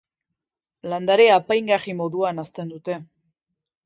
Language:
Basque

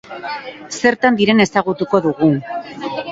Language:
Basque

